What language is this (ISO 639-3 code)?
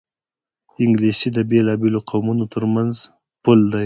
pus